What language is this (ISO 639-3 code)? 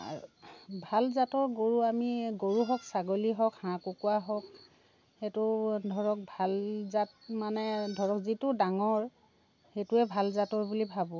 asm